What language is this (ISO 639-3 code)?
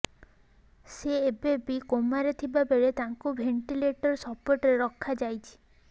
ori